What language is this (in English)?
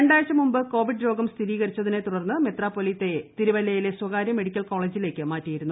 Malayalam